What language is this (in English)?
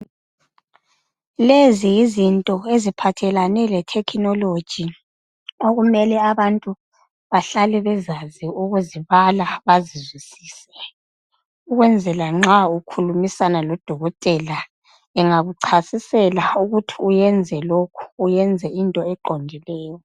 North Ndebele